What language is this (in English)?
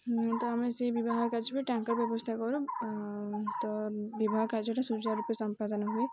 Odia